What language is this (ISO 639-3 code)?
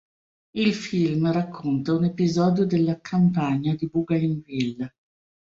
ita